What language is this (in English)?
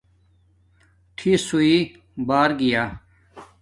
Domaaki